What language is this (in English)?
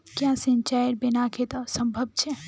Magahi